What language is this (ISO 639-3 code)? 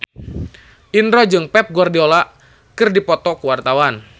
sun